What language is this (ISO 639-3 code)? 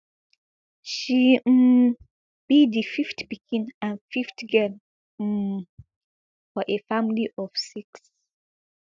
pcm